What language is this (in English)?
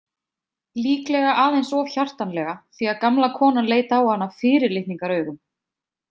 Icelandic